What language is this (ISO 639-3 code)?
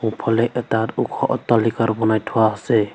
asm